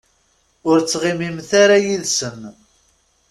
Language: Kabyle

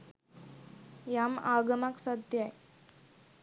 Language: Sinhala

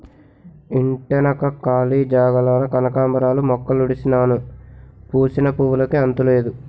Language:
Telugu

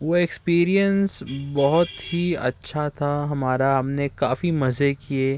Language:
Urdu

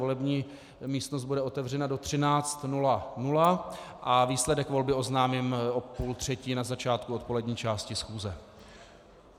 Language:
Czech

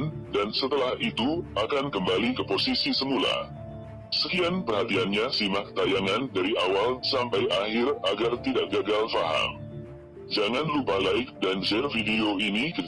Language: Spanish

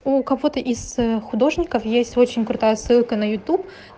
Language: Russian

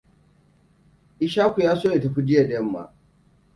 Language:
Hausa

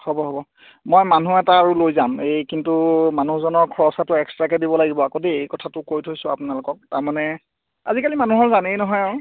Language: Assamese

